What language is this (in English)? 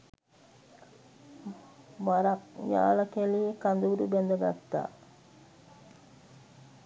Sinhala